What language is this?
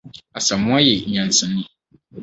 Akan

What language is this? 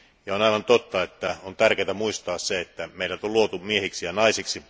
Finnish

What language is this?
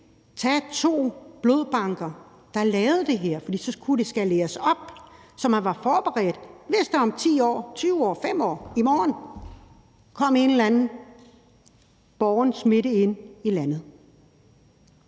Danish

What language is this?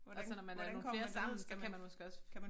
Danish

